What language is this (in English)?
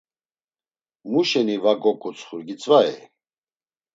Laz